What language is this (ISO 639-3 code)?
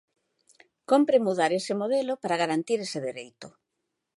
glg